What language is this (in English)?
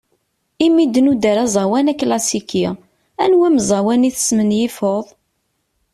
Kabyle